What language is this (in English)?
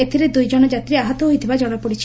Odia